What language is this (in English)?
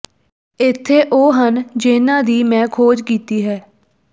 Punjabi